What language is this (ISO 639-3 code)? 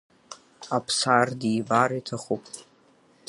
abk